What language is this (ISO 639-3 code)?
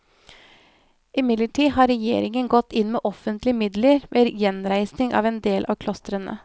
nor